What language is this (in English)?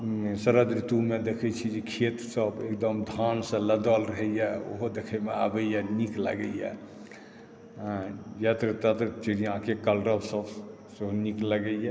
Maithili